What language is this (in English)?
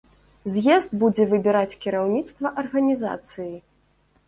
Belarusian